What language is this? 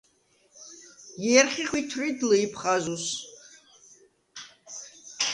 Svan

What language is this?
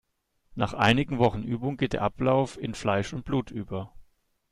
German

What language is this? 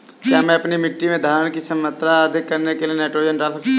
Hindi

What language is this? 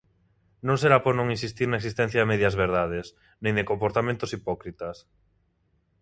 Galician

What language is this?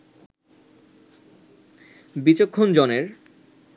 Bangla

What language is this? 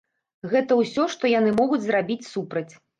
Belarusian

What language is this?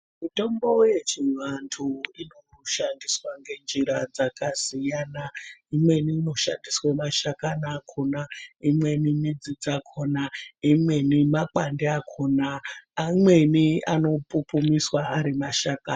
Ndau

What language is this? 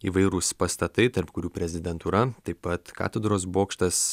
Lithuanian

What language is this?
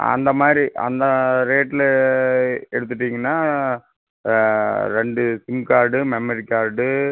Tamil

